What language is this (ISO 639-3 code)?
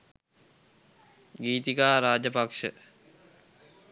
sin